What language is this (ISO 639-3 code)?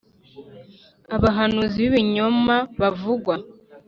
kin